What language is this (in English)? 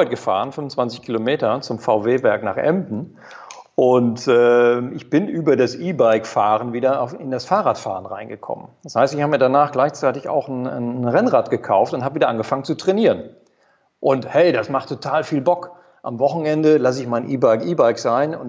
German